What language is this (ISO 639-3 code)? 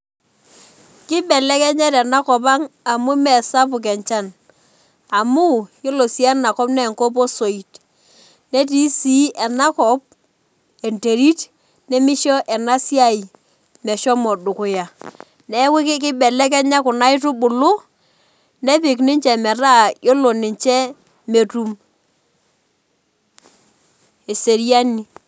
mas